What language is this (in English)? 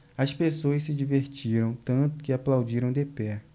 Portuguese